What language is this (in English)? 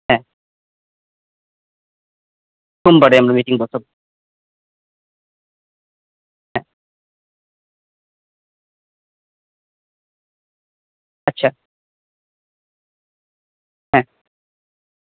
Bangla